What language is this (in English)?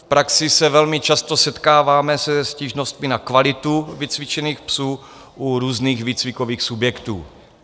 Czech